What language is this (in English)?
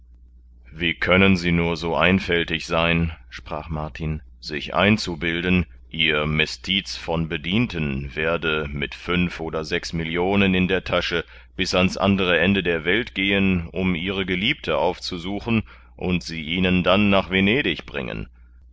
German